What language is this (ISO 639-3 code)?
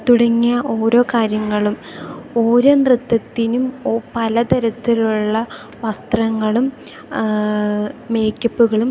mal